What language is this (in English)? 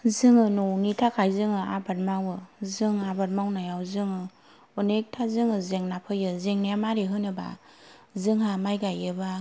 Bodo